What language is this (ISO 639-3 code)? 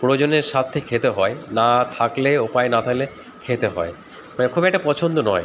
ben